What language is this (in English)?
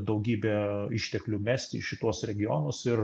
Lithuanian